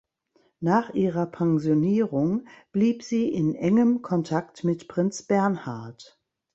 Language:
German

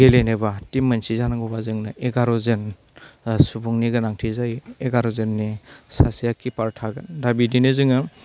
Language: Bodo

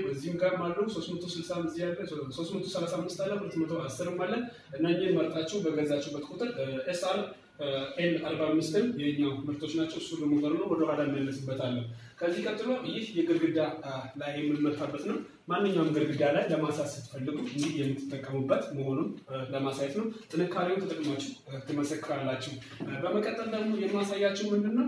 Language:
Turkish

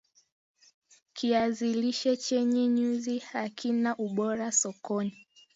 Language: Swahili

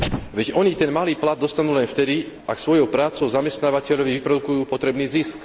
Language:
Slovak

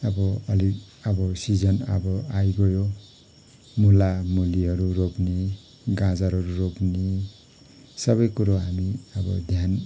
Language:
Nepali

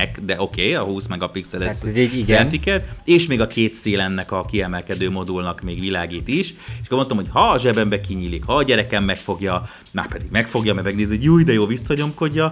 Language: Hungarian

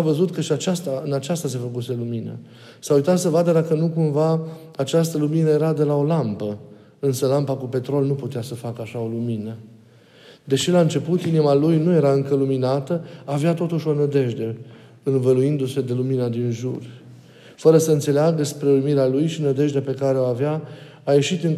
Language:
Romanian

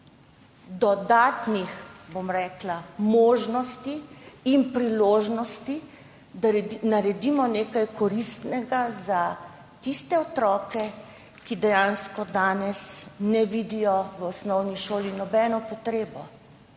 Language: Slovenian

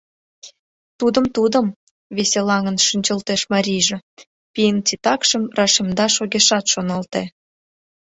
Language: Mari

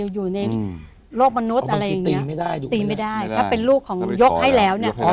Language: Thai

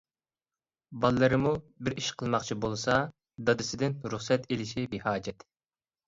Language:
Uyghur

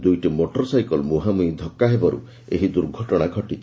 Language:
Odia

